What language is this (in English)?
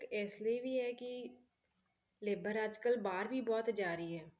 Punjabi